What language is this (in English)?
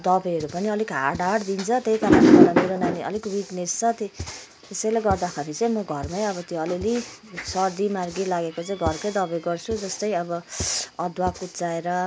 Nepali